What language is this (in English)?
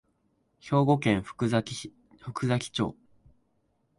Japanese